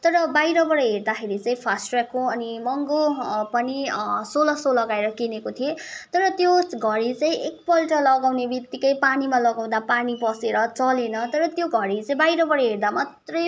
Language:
Nepali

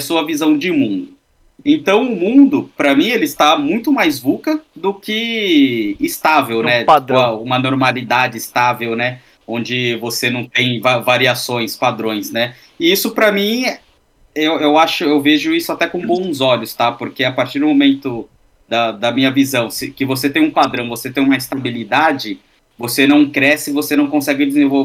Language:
Portuguese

